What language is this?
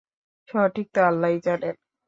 Bangla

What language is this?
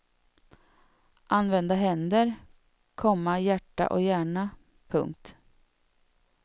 Swedish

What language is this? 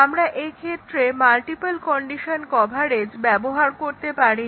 Bangla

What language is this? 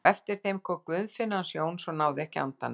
Icelandic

